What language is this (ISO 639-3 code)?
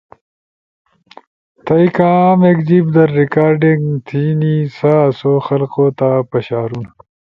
ush